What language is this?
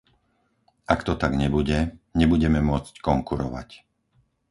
Slovak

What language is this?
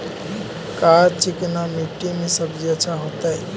Magahi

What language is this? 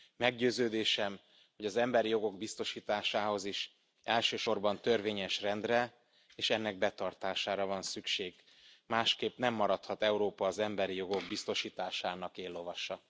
Hungarian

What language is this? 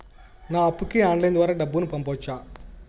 Telugu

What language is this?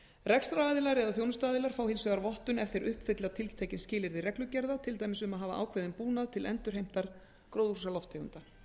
Icelandic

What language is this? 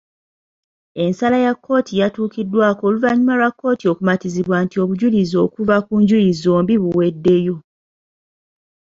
Ganda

